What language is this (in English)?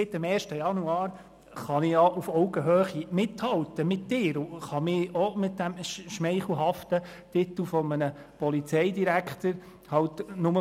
Swiss German